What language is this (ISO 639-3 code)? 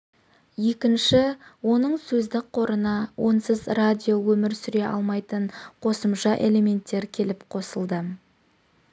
kaz